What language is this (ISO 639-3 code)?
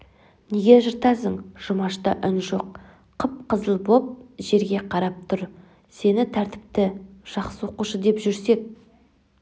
kaz